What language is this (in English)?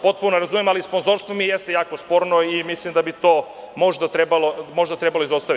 Serbian